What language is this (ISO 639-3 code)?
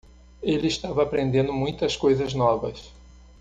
por